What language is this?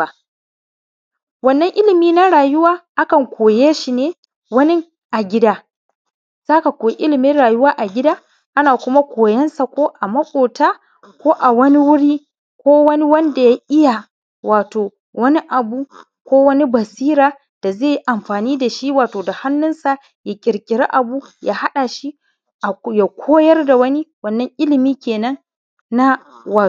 Hausa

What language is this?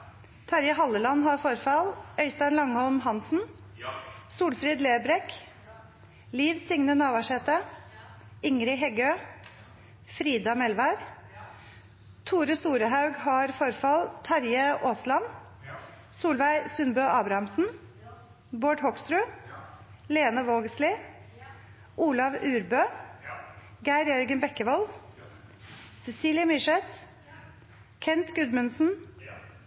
Norwegian Nynorsk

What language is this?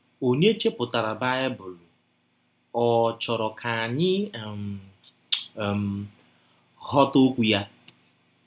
Igbo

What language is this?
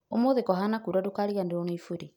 Kikuyu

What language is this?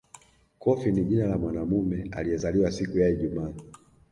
Swahili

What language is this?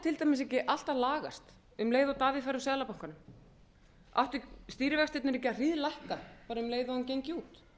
Icelandic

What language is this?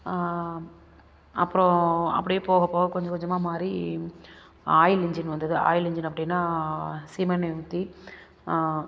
Tamil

